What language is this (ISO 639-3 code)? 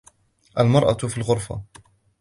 ara